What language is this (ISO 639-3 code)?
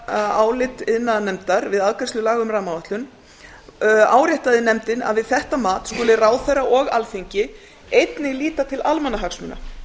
isl